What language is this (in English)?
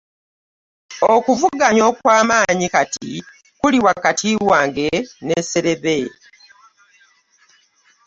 Ganda